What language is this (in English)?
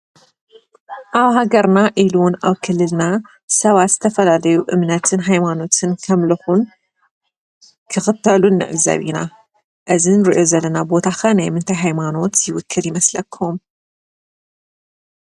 Tigrinya